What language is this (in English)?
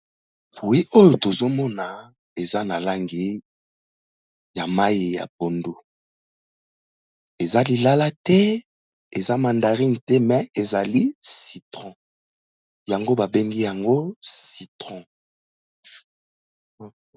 Lingala